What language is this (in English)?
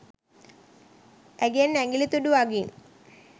Sinhala